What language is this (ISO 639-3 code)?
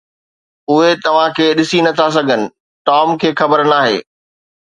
snd